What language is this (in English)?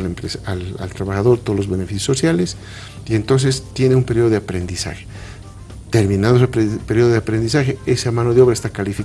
Spanish